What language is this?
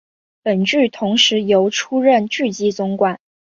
Chinese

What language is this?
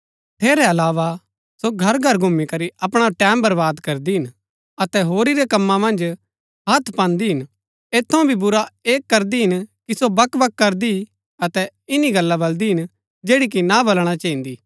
Gaddi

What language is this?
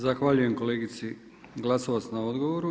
Croatian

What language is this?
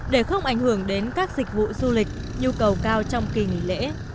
Vietnamese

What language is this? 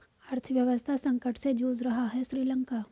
Hindi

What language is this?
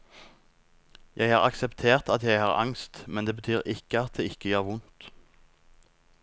Norwegian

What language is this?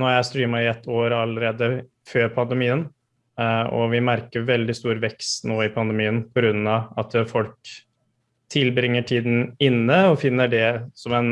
Norwegian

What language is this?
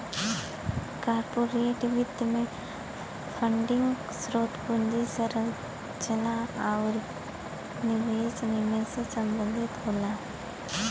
Bhojpuri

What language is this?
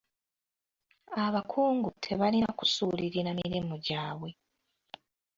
Ganda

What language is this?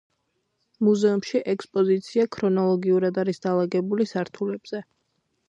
Georgian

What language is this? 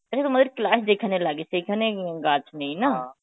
Bangla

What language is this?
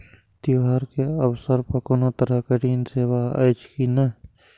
Maithili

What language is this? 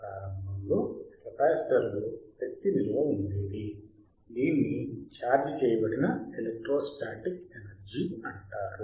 Telugu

